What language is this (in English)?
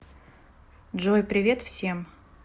Russian